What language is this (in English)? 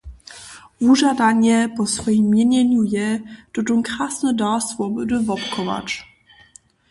Upper Sorbian